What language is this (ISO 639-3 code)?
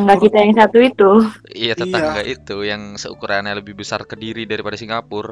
ind